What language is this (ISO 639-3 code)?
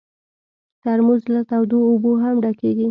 pus